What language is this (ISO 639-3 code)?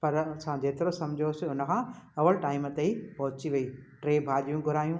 snd